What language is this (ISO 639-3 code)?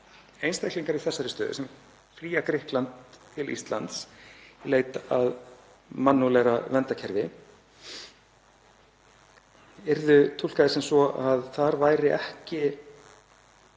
isl